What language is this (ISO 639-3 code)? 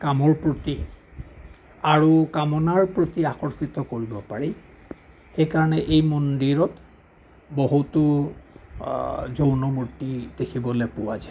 asm